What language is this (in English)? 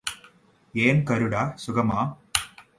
Tamil